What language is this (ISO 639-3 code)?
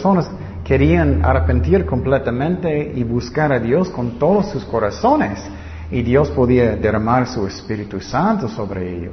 spa